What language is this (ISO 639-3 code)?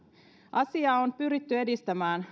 fin